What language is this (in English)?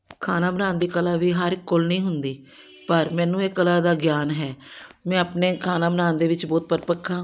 Punjabi